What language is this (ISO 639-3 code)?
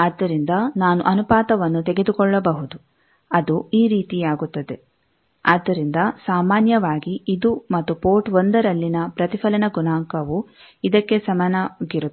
kan